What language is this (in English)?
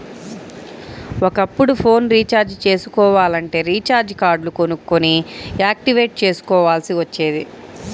Telugu